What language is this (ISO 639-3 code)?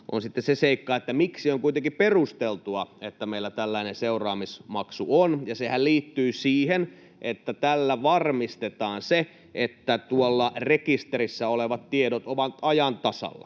fin